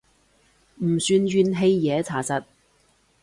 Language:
Cantonese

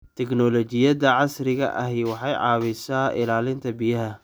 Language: Somali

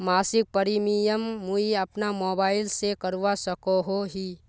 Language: Magahi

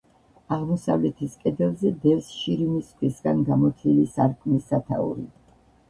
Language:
Georgian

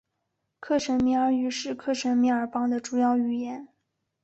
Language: Chinese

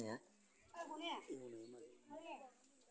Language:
Bodo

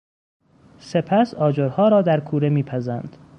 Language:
Persian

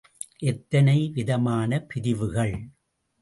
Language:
Tamil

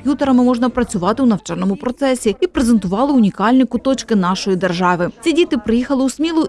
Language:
Ukrainian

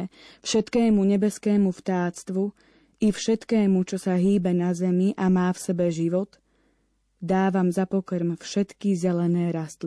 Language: Slovak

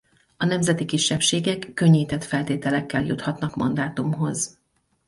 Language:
Hungarian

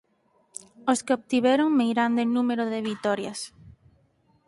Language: Galician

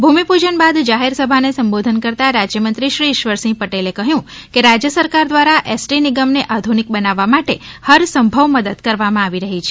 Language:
Gujarati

